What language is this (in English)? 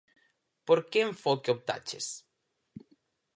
Galician